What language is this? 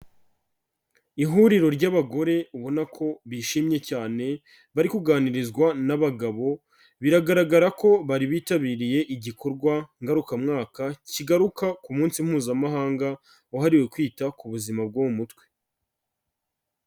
Kinyarwanda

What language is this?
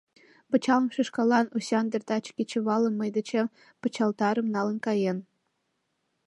Mari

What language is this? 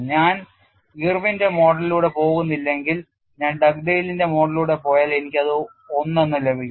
Malayalam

